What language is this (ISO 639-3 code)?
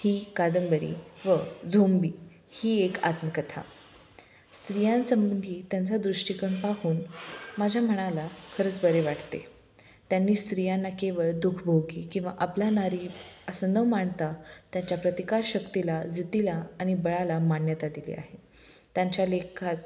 mar